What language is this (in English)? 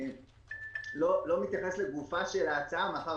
Hebrew